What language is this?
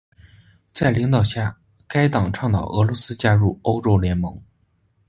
Chinese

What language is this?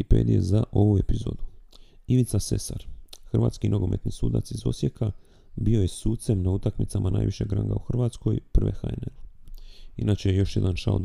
Croatian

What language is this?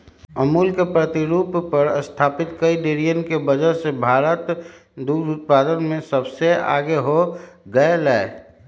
Magahi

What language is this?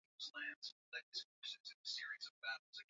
Swahili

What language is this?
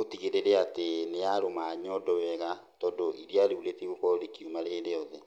Kikuyu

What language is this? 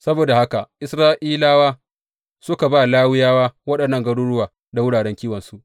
Hausa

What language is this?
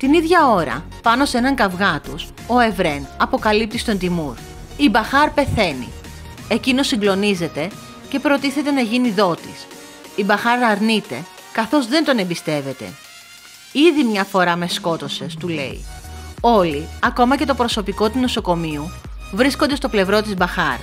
Greek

